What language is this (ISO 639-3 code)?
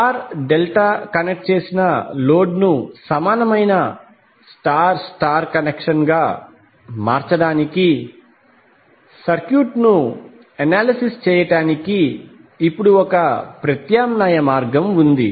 tel